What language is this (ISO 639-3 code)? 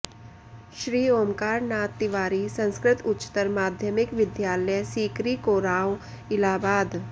san